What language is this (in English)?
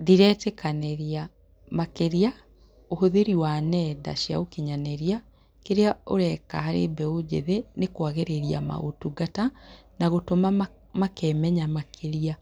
Kikuyu